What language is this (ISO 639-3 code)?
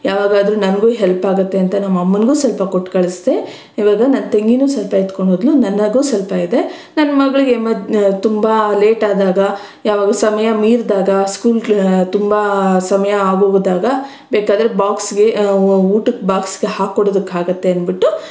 kan